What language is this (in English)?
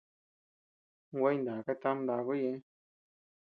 Tepeuxila Cuicatec